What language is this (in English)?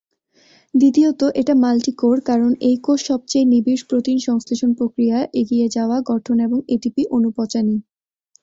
Bangla